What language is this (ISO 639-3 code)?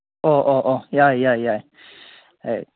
mni